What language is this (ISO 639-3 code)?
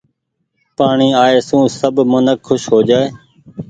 gig